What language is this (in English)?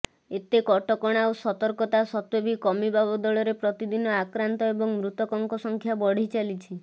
Odia